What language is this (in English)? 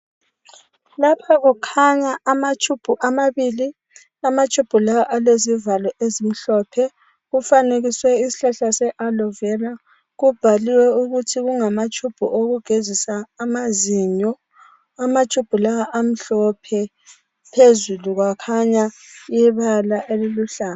North Ndebele